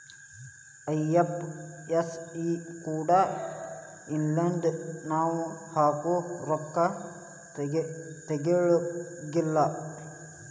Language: Kannada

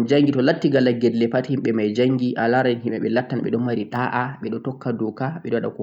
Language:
Central-Eastern Niger Fulfulde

